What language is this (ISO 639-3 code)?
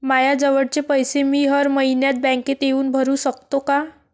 mar